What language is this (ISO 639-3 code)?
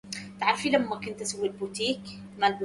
ara